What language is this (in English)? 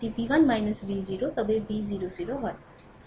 Bangla